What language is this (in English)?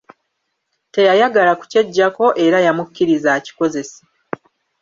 Ganda